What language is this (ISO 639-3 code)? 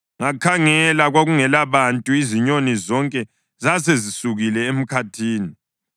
nde